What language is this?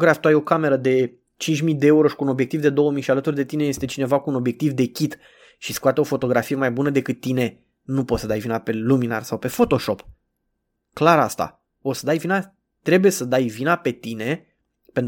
Romanian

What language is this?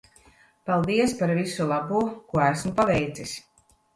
Latvian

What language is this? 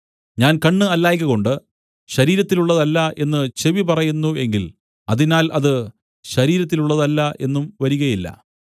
Malayalam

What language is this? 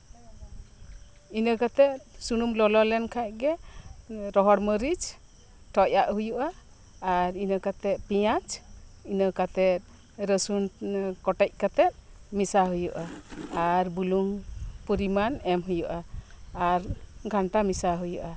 Santali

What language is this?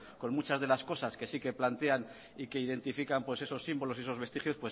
Spanish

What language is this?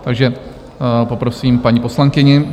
Czech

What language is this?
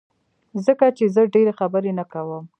Pashto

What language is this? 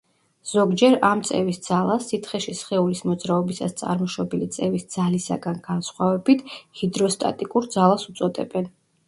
Georgian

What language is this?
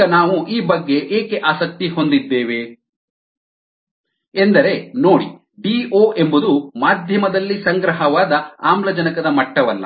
Kannada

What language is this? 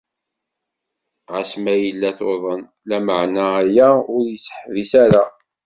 Kabyle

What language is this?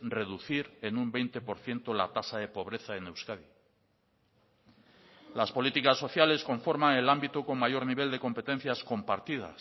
Spanish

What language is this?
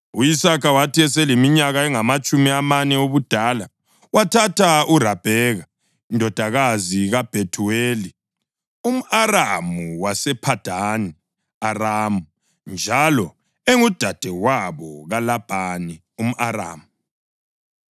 North Ndebele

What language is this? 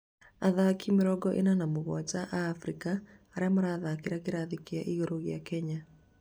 Kikuyu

